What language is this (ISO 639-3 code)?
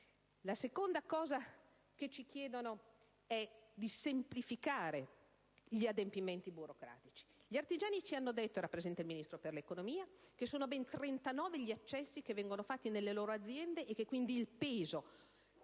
ita